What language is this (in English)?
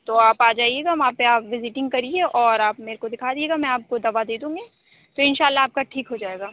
Urdu